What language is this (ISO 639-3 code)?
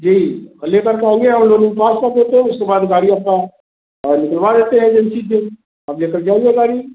hin